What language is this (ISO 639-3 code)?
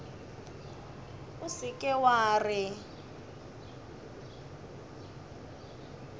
nso